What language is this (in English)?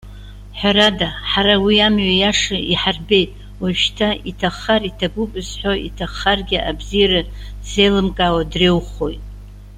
Abkhazian